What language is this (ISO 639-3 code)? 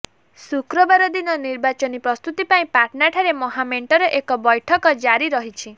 ori